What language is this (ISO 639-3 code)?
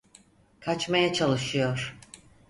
tur